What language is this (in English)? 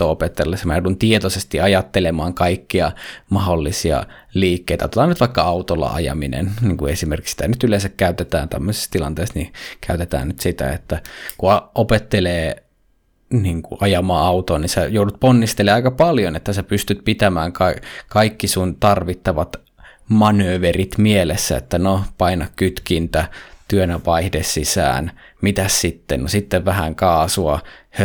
Finnish